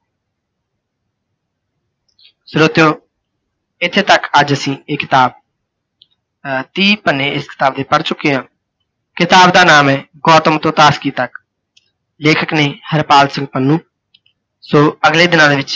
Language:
Punjabi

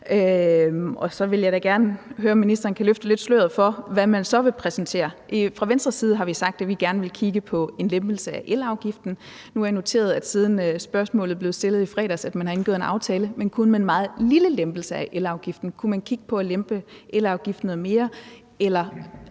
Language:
Danish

